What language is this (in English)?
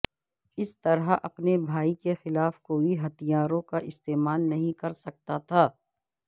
Urdu